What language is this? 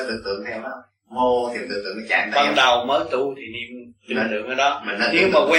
Vietnamese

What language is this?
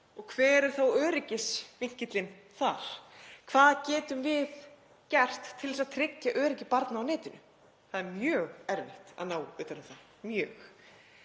Icelandic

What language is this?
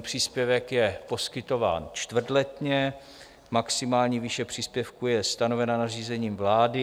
Czech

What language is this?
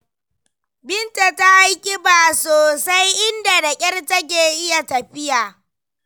Hausa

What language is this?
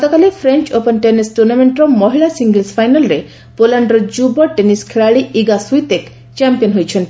Odia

